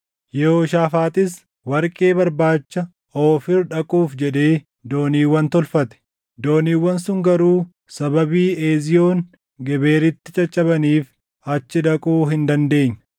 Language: Oromo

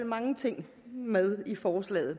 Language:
Danish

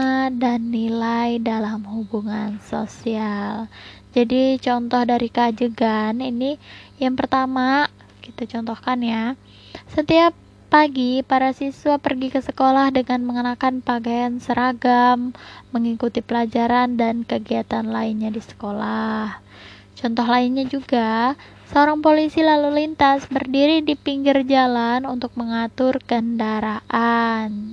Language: Indonesian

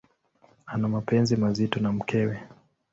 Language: Swahili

